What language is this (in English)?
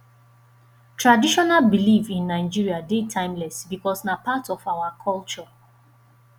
Nigerian Pidgin